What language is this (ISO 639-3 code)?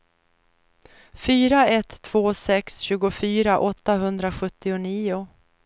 swe